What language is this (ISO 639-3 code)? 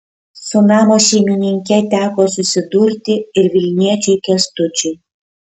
lit